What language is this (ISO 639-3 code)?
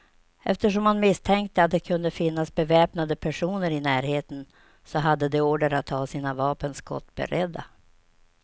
swe